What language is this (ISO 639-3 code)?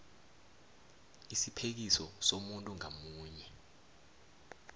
nbl